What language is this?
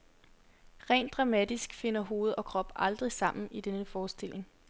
Danish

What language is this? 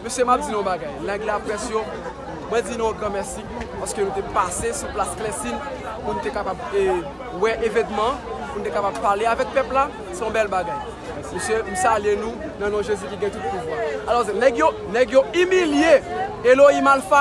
French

